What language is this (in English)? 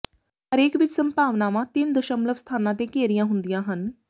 Punjabi